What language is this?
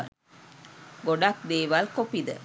Sinhala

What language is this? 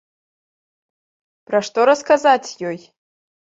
Belarusian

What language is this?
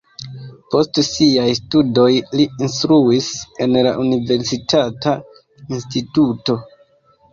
Esperanto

